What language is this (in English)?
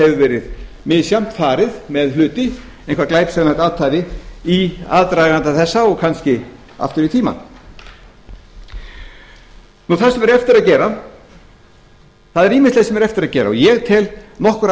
Icelandic